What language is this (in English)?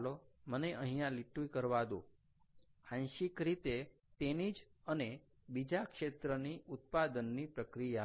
Gujarati